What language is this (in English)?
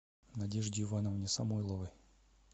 Russian